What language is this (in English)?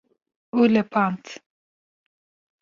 Kurdish